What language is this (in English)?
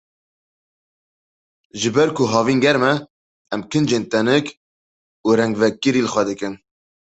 Kurdish